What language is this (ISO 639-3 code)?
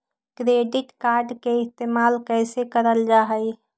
mag